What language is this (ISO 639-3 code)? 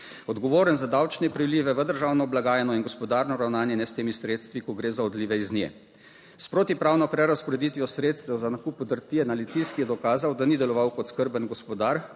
slv